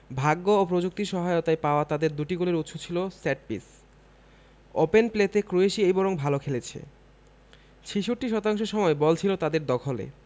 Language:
Bangla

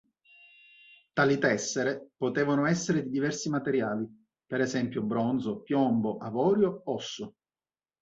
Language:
Italian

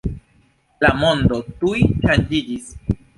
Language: Esperanto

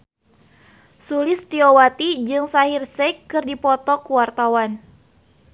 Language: Sundanese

